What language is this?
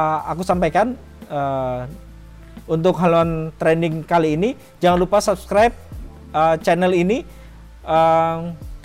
Indonesian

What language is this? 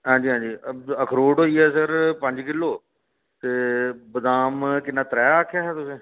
Dogri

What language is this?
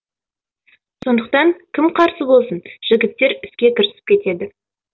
Kazakh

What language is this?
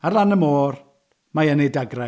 Welsh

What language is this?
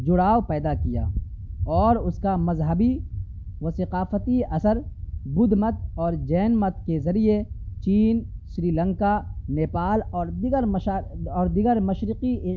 Urdu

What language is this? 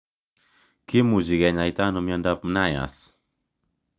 Kalenjin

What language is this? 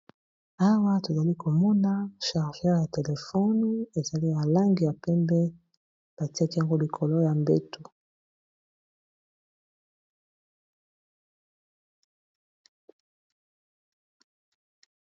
Lingala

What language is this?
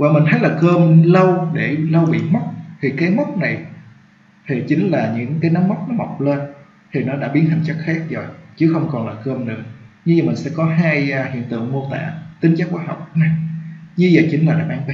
Vietnamese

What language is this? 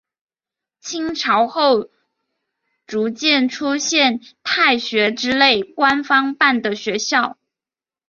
Chinese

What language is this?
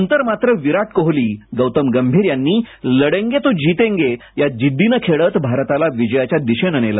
Marathi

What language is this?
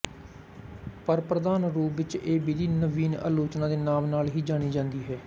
Punjabi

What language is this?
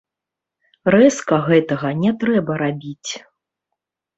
Belarusian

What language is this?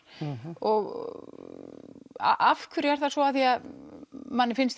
Icelandic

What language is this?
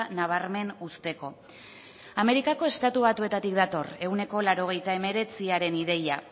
Basque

